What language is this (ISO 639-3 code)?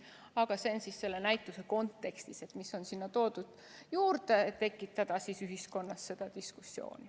est